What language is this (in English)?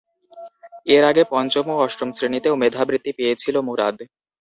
Bangla